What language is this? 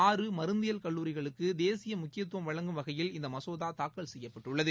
Tamil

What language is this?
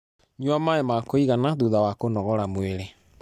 Kikuyu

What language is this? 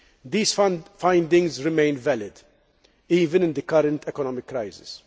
English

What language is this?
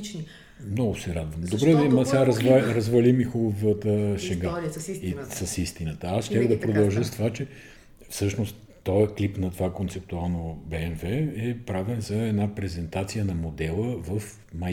Bulgarian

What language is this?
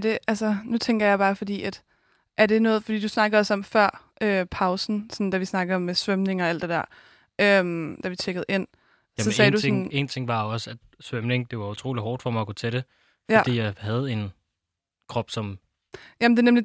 Danish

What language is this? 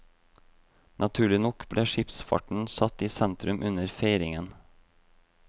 Norwegian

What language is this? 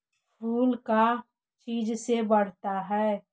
Magahi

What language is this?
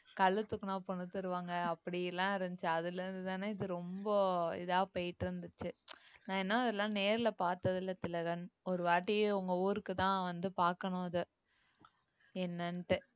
Tamil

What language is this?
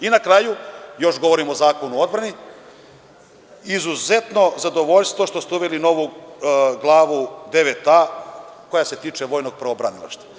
Serbian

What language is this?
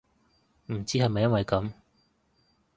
Cantonese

